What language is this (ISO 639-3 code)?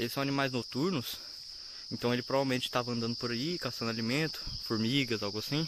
por